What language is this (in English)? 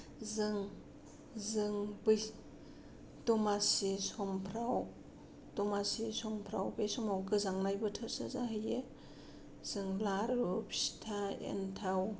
Bodo